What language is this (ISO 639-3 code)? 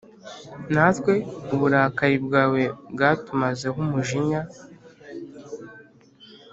kin